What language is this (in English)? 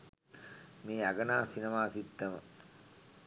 Sinhala